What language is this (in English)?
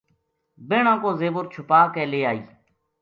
Gujari